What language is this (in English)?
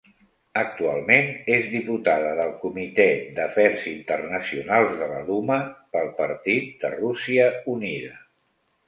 Catalan